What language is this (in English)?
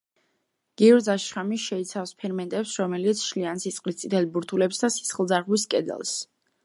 Georgian